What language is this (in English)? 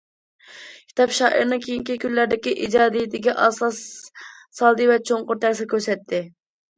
Uyghur